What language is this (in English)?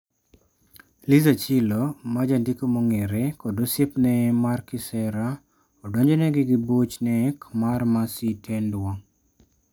Luo (Kenya and Tanzania)